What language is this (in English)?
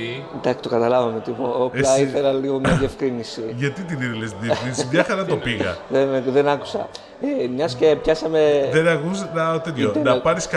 Greek